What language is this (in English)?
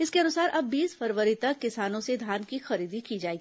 Hindi